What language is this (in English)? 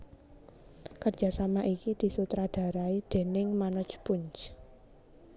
Javanese